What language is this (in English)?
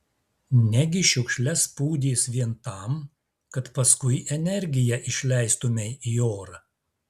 Lithuanian